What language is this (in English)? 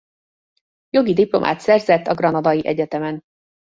Hungarian